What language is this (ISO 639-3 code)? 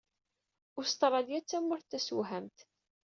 kab